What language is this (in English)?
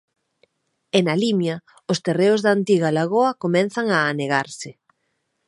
Galician